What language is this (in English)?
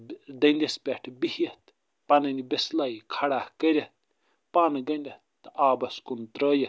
Kashmiri